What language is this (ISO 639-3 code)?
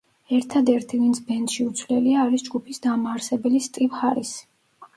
kat